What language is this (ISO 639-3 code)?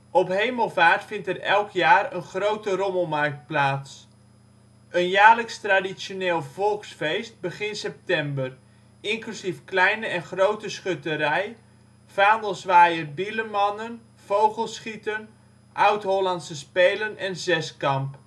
nld